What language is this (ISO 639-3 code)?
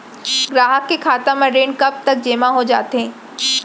hne